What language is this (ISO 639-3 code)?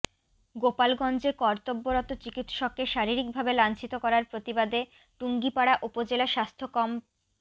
ben